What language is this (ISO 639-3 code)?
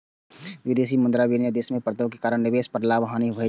mai